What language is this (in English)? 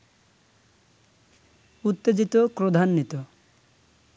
Bangla